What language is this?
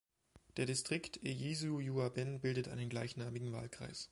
German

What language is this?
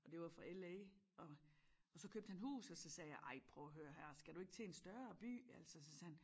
Danish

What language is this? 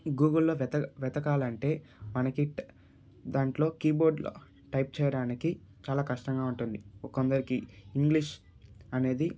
Telugu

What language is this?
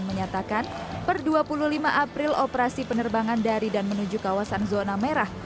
Indonesian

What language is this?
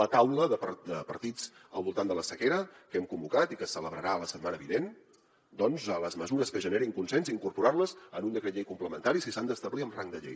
Catalan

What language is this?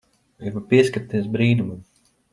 Latvian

